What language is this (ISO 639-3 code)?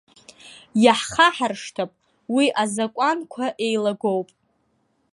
abk